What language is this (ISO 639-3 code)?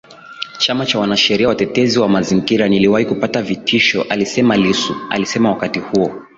swa